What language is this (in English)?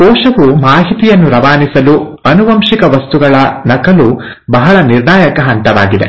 Kannada